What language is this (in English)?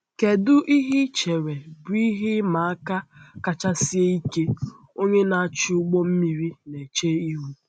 Igbo